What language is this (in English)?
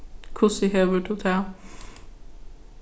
Faroese